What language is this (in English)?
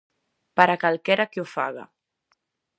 Galician